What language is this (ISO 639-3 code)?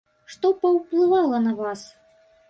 bel